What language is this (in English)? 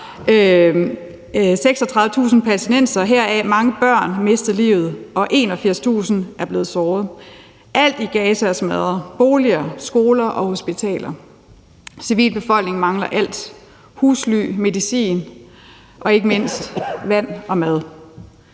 Danish